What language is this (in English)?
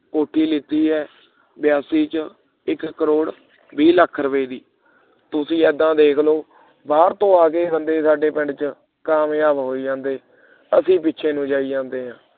Punjabi